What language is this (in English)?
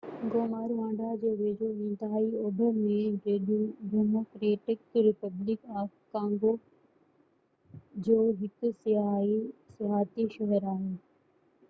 Sindhi